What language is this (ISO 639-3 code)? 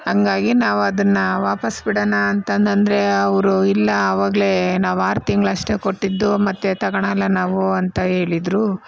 kan